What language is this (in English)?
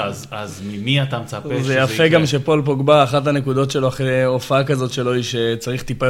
Hebrew